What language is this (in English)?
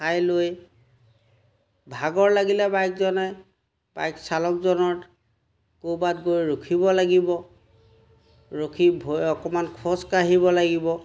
Assamese